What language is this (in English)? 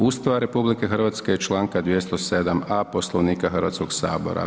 Croatian